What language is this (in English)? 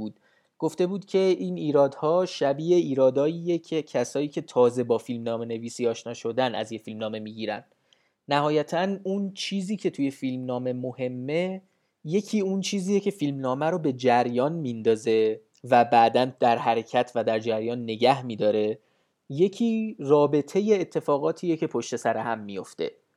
Persian